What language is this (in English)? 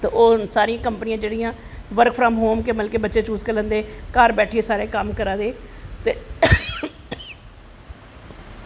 Dogri